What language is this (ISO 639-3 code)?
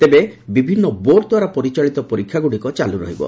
ori